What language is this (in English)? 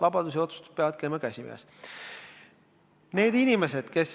Estonian